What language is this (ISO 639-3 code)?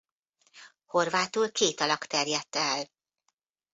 hun